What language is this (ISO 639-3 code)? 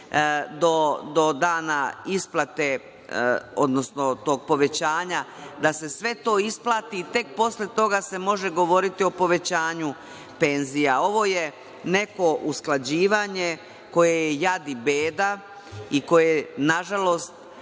srp